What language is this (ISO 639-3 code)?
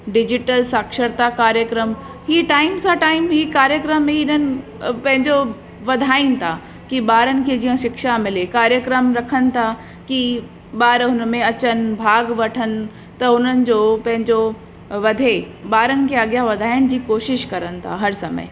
snd